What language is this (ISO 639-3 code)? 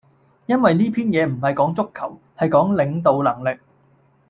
yue